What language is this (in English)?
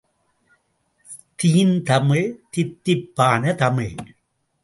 Tamil